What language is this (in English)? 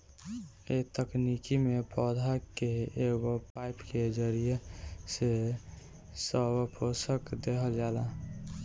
Bhojpuri